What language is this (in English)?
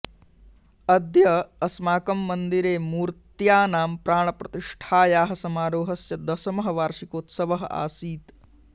Sanskrit